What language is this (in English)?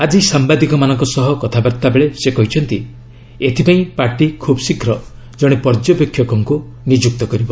Odia